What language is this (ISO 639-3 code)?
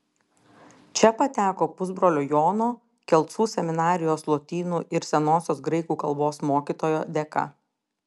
lit